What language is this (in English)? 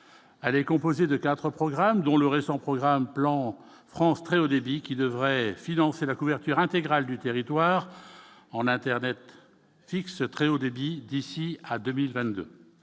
French